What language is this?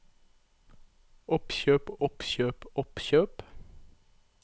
Norwegian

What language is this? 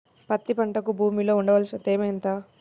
Telugu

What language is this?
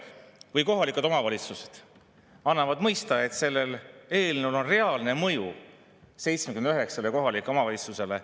Estonian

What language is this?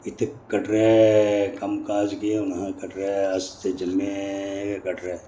Dogri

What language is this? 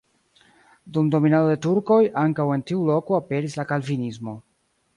Esperanto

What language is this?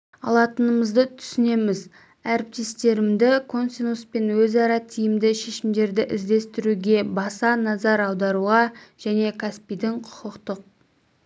Kazakh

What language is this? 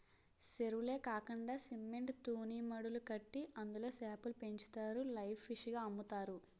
Telugu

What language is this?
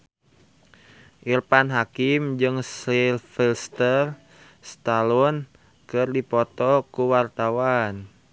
Sundanese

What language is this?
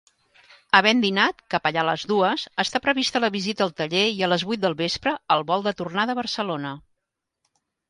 Catalan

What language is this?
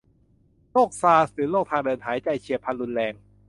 Thai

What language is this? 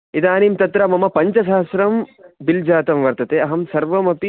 Sanskrit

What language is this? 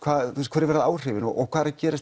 Icelandic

